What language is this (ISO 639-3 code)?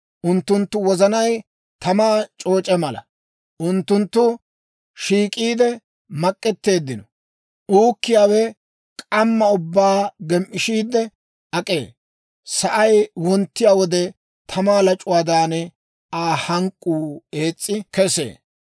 dwr